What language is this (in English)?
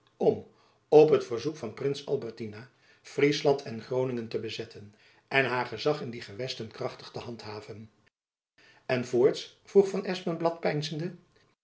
Dutch